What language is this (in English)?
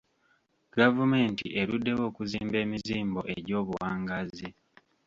Ganda